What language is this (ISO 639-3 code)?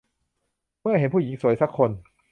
tha